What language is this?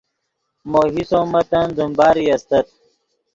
Yidgha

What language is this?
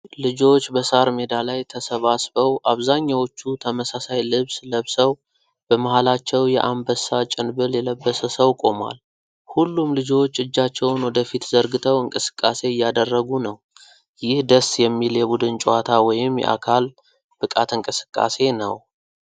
Amharic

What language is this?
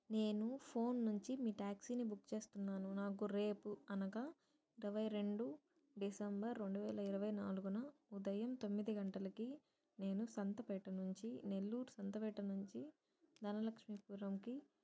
Telugu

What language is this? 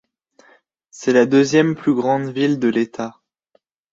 French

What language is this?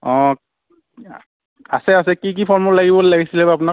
Assamese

